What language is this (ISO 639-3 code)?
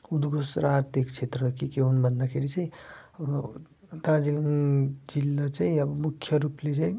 nep